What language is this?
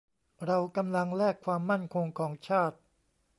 Thai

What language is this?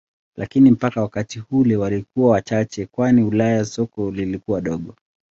Swahili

